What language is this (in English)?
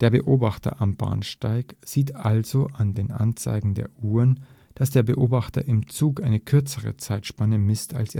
German